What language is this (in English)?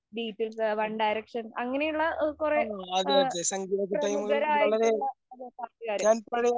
Malayalam